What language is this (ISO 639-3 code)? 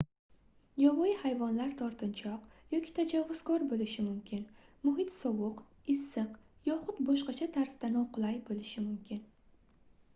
uzb